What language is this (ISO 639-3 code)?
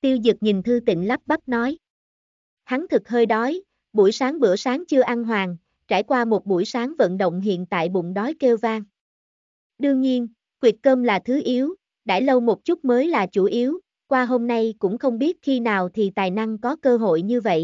vie